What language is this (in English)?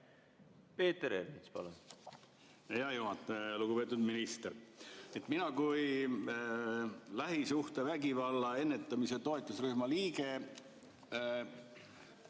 Estonian